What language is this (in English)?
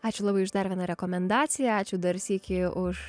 Lithuanian